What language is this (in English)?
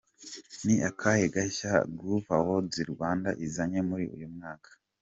Kinyarwanda